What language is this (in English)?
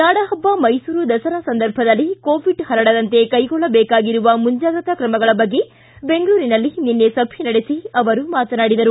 Kannada